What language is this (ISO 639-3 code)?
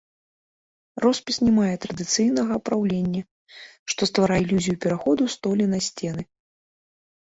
bel